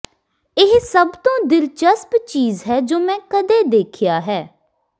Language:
Punjabi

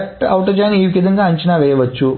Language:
Telugu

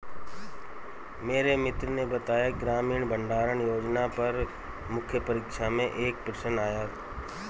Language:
Hindi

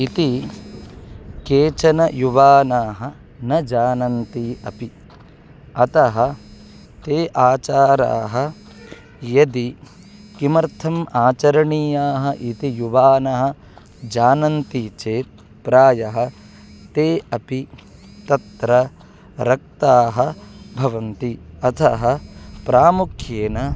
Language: Sanskrit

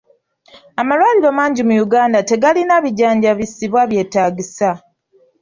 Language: Ganda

